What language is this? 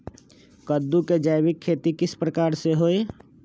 Magahi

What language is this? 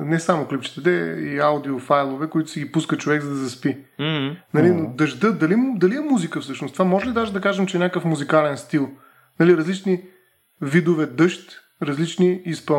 Bulgarian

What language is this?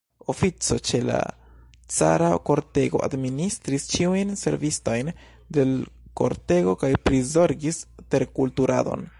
Esperanto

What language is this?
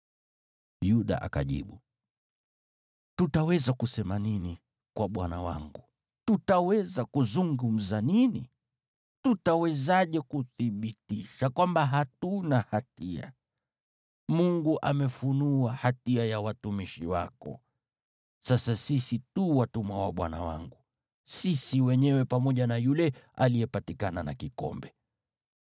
Swahili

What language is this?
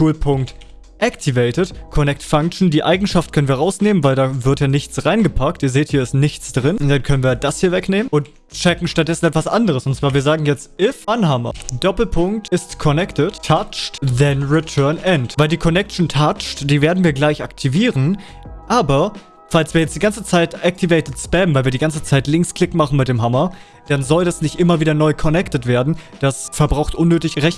German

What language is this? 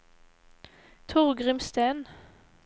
Norwegian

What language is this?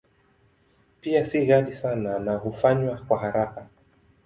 Swahili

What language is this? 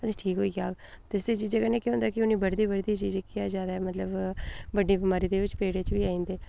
Dogri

